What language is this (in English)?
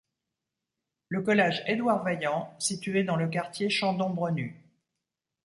French